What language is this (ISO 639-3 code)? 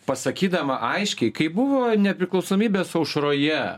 lit